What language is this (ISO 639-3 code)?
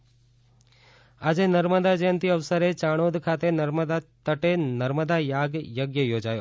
guj